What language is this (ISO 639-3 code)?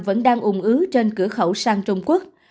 vie